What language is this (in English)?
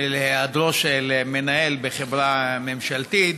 Hebrew